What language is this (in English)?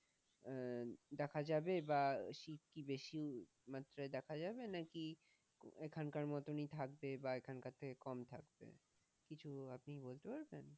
Bangla